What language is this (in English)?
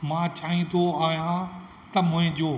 Sindhi